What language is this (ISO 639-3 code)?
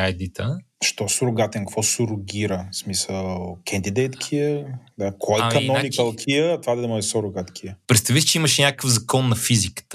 bul